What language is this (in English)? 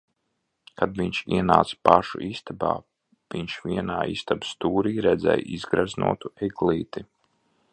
Latvian